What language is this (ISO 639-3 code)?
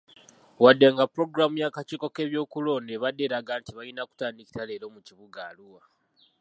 lug